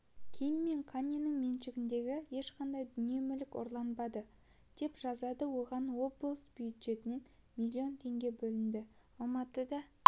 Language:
Kazakh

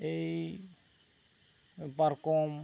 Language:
Santali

